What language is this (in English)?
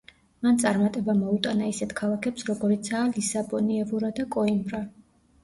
Georgian